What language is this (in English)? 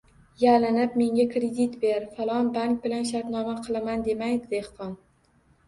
Uzbek